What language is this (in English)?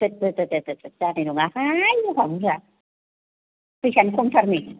Bodo